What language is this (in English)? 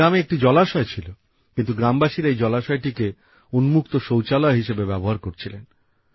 Bangla